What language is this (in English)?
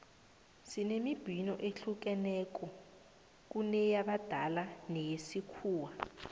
South Ndebele